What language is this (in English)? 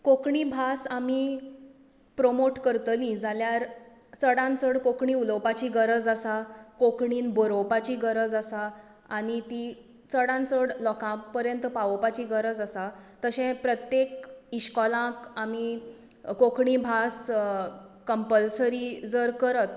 Konkani